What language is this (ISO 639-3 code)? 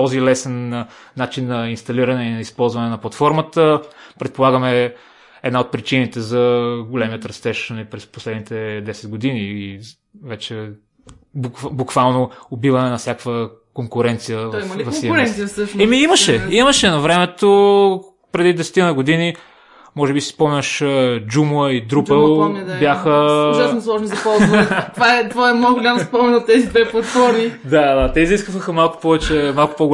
bul